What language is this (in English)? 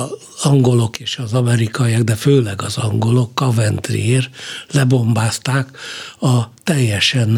Hungarian